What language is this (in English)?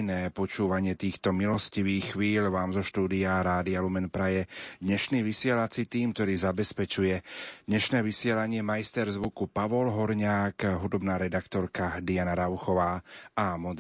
Slovak